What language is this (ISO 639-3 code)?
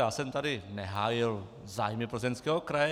ces